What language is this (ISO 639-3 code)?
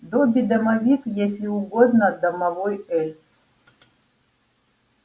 rus